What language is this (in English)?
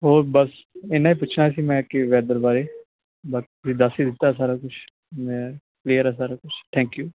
Punjabi